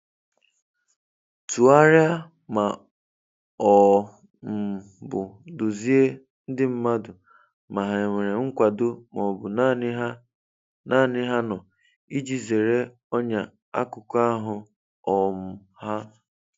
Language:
Igbo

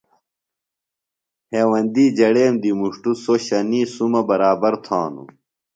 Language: Phalura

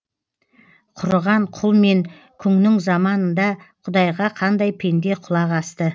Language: Kazakh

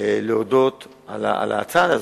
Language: Hebrew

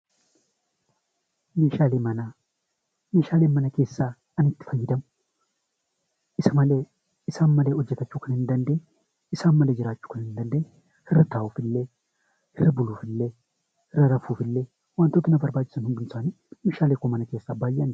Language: Oromo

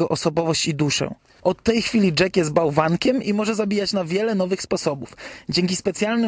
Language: Polish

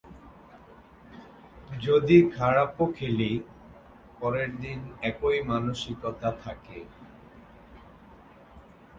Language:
Bangla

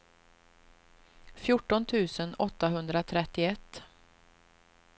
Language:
Swedish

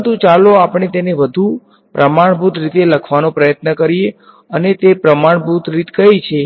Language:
Gujarati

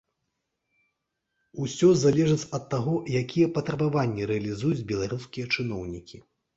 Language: Belarusian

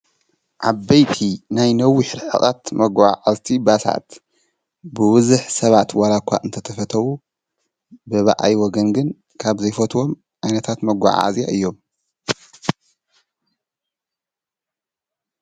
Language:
Tigrinya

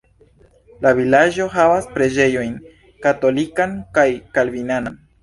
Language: Esperanto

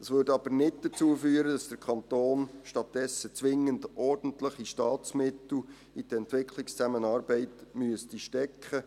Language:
Swiss German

